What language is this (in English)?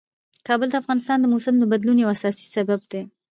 Pashto